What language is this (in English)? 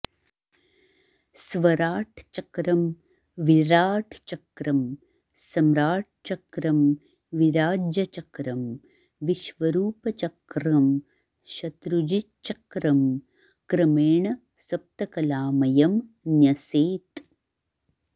Sanskrit